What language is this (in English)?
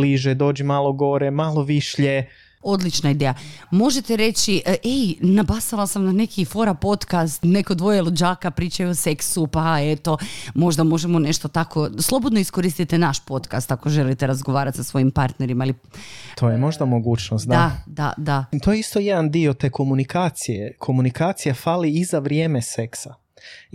Croatian